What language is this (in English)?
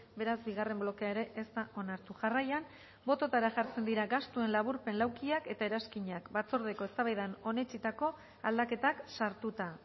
Basque